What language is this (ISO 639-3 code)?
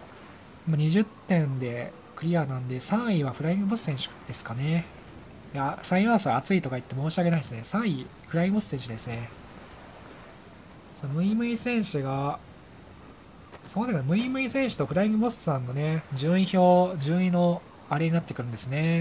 jpn